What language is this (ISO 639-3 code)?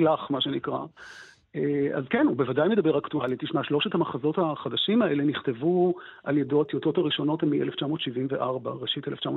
heb